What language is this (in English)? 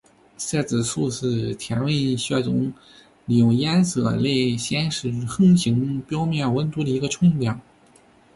Chinese